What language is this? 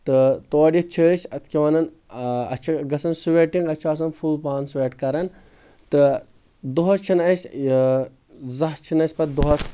Kashmiri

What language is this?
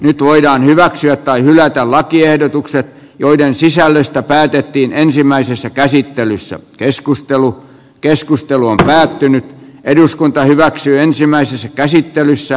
Finnish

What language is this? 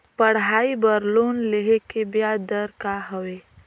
Chhattisgarhi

